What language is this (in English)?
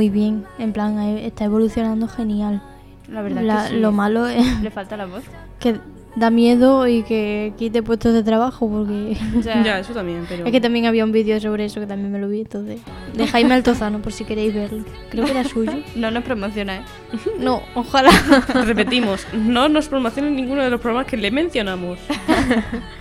Spanish